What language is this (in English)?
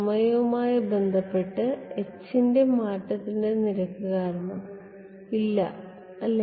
Malayalam